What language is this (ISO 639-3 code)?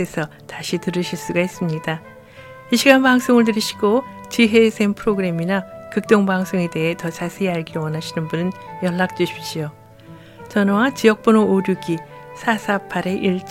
kor